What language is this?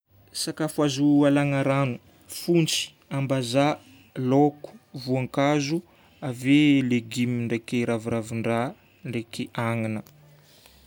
Northern Betsimisaraka Malagasy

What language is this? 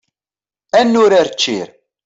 Kabyle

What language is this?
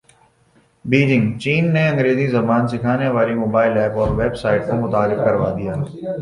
Urdu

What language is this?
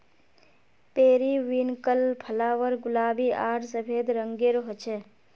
Magahi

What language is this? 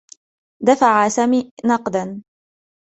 Arabic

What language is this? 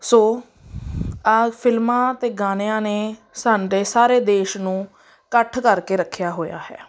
Punjabi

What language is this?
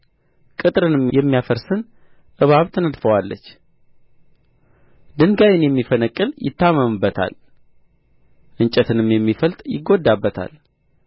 Amharic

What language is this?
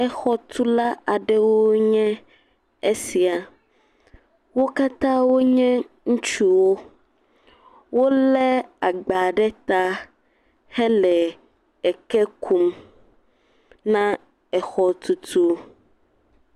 Ewe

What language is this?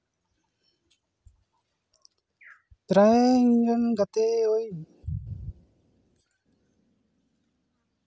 Santali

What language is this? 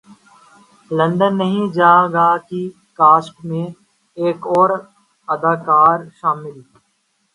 Urdu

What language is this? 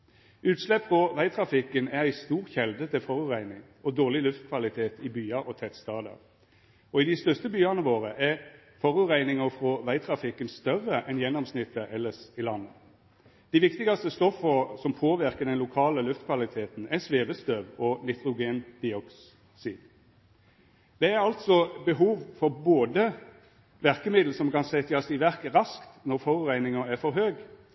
Norwegian Nynorsk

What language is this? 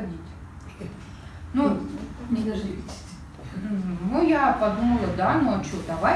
Russian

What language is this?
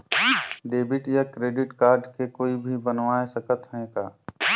Chhattisgarhi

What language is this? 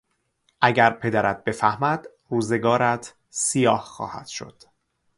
Persian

